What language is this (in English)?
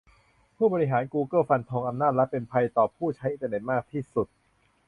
Thai